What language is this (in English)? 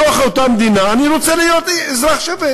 Hebrew